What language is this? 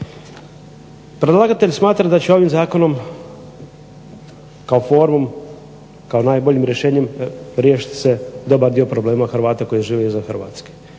Croatian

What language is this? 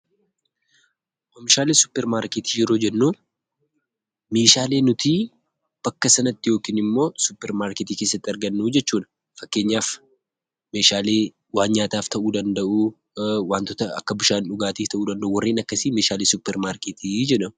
Oromo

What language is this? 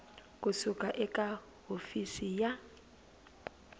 Tsonga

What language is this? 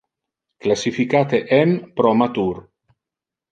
Interlingua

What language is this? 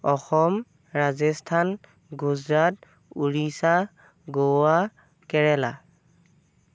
Assamese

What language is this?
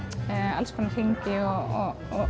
Icelandic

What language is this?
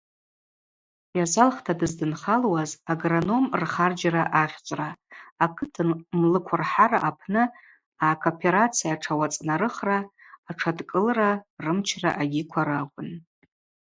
Abaza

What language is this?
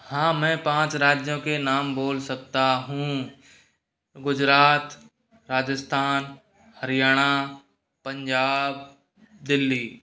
Hindi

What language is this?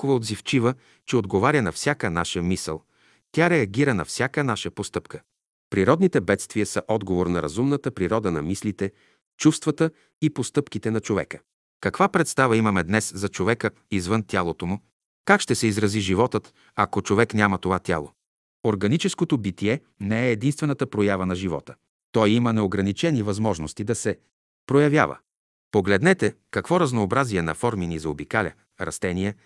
Bulgarian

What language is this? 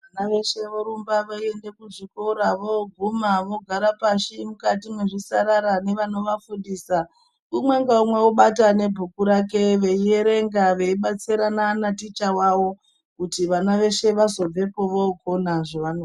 Ndau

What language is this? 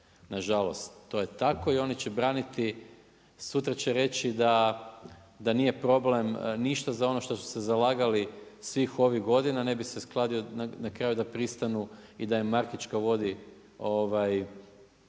Croatian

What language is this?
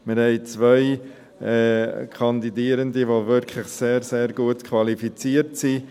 Swiss German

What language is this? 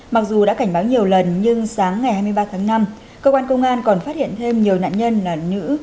Vietnamese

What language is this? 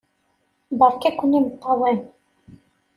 Kabyle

